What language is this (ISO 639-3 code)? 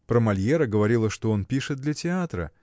rus